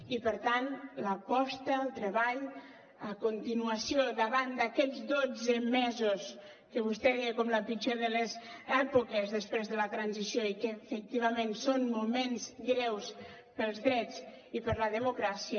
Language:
Catalan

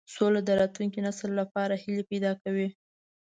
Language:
Pashto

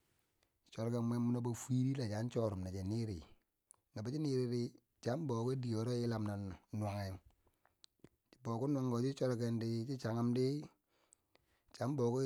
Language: Bangwinji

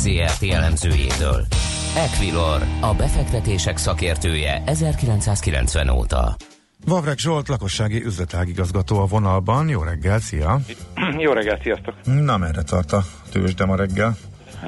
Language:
Hungarian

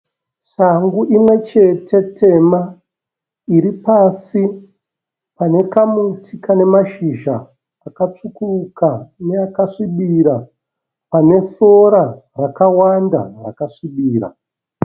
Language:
Shona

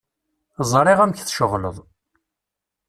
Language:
Kabyle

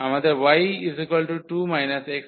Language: Bangla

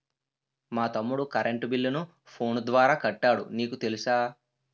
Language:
Telugu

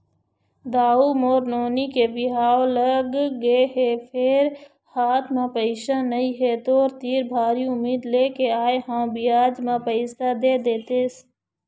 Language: Chhattisgarhi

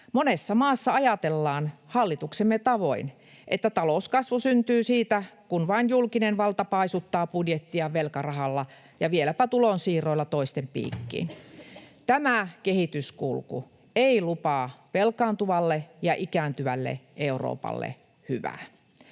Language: Finnish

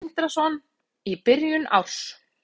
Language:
Icelandic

